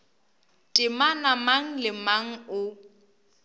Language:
Northern Sotho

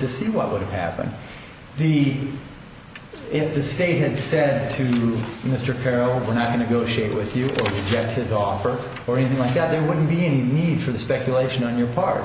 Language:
English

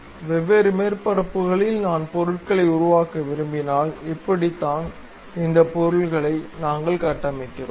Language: Tamil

